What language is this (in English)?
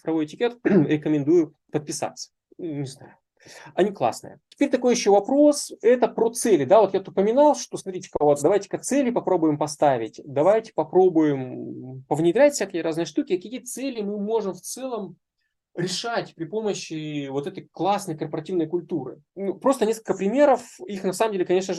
Russian